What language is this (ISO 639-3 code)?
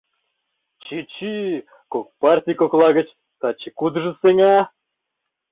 chm